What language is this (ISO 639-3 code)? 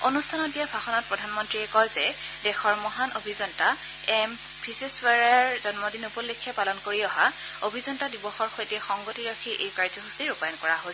asm